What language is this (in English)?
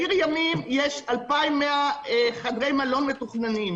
Hebrew